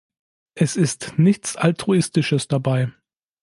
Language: German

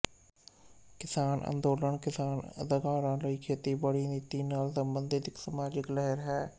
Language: Punjabi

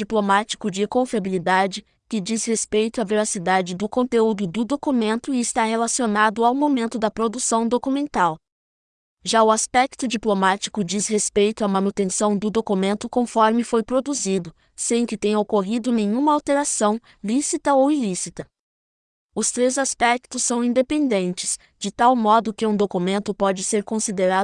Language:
Portuguese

